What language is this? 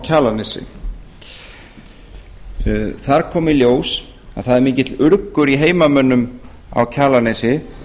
Icelandic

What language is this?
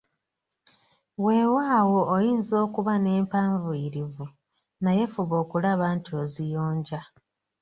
Ganda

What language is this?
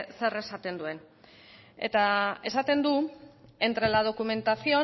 Basque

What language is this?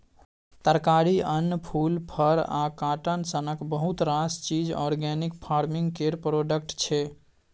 Maithili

